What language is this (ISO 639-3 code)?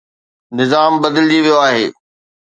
snd